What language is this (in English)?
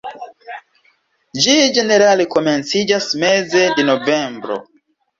Esperanto